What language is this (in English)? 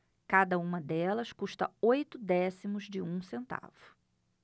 Portuguese